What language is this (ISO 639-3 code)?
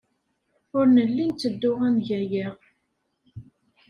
kab